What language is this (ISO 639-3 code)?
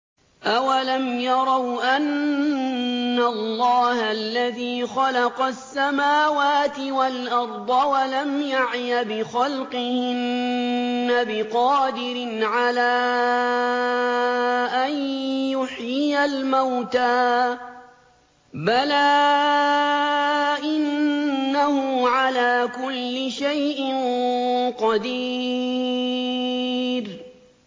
ara